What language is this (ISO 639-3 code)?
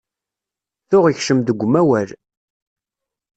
kab